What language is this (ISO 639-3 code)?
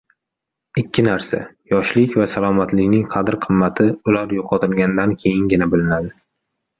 uzb